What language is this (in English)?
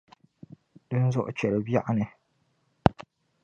Dagbani